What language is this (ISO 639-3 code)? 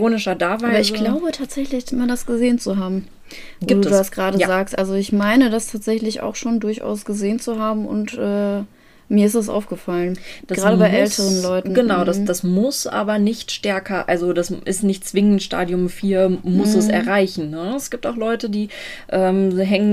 deu